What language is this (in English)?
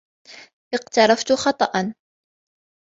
Arabic